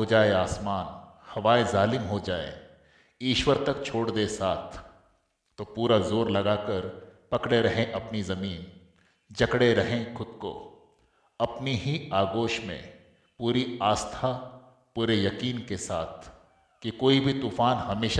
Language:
Hindi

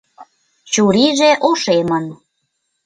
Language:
Mari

